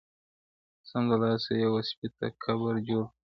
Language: Pashto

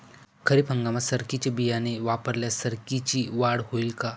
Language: Marathi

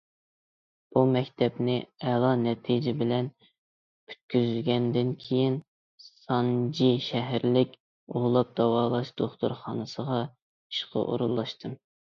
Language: Uyghur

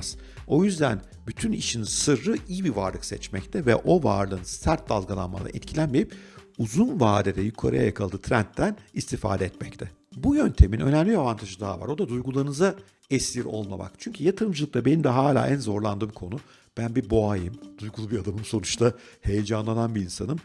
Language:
Turkish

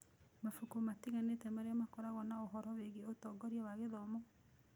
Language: Kikuyu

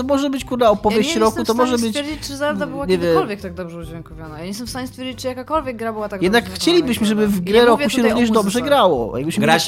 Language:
Polish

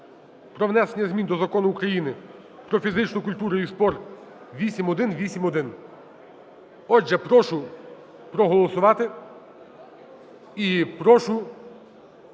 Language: Ukrainian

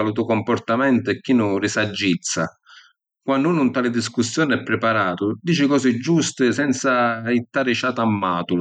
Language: Sicilian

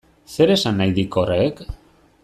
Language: Basque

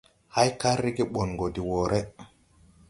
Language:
Tupuri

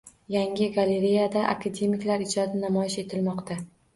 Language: Uzbek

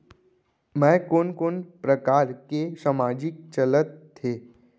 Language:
Chhattisgarhi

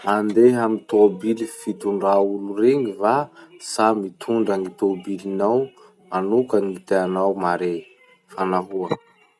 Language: Masikoro Malagasy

